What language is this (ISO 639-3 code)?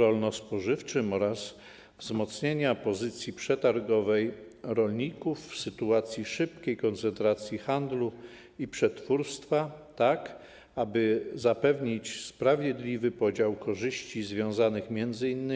pol